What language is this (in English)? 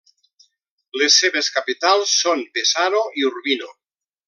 Catalan